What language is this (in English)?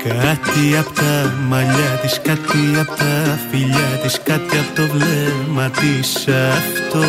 Greek